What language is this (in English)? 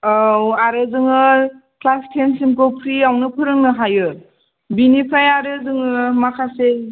Bodo